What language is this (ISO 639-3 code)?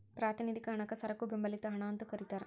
kan